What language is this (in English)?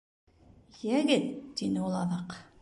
Bashkir